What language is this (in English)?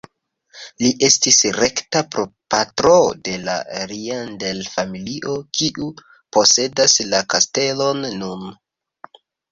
Esperanto